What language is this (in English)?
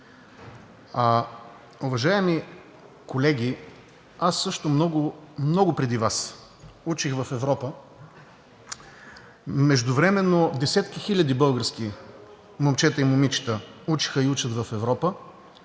Bulgarian